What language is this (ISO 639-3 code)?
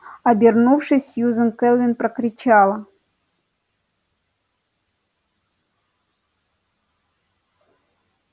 rus